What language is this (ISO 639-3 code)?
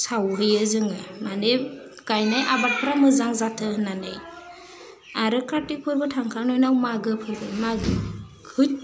brx